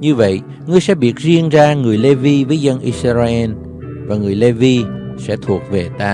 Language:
Vietnamese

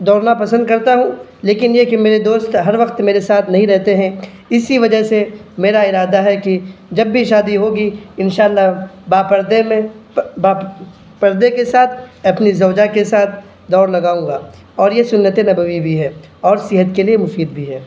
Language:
Urdu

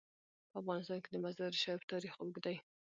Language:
Pashto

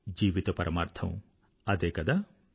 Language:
Telugu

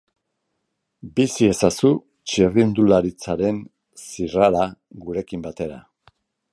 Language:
Basque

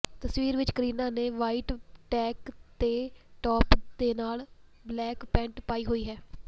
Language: Punjabi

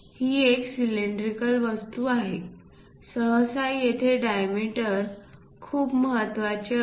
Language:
Marathi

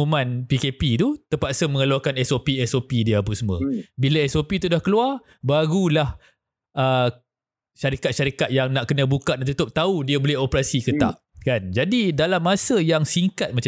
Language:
Malay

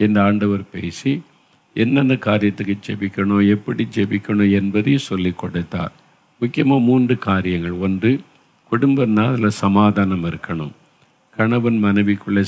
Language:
Tamil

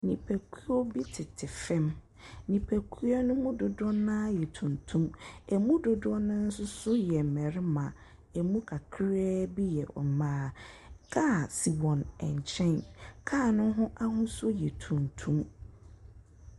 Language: Akan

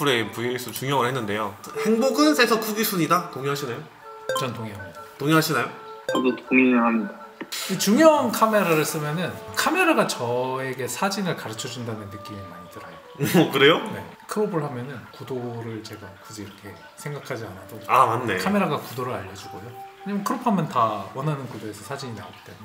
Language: Korean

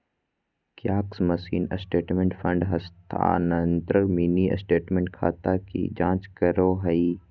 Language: Magahi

